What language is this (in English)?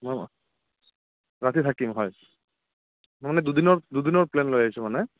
Assamese